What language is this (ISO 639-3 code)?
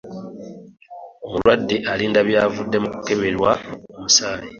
lug